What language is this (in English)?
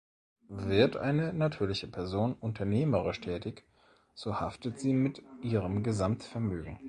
German